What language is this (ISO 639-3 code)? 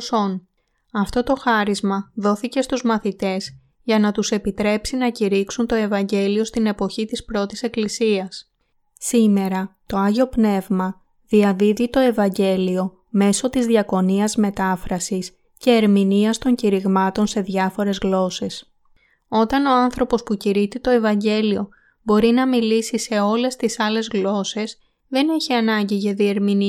ell